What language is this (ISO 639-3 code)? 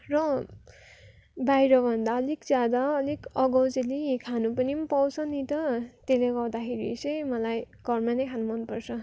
nep